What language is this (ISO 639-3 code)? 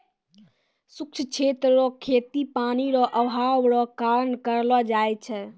mai